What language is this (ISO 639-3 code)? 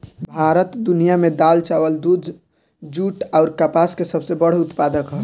bho